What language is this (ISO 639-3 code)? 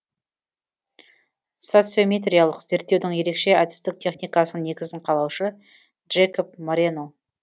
kaz